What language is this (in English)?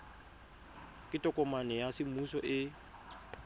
Tswana